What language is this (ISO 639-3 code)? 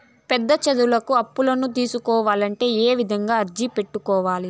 tel